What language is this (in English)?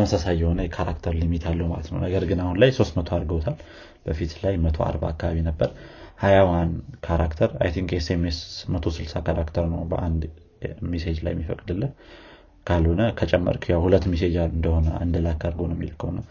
Amharic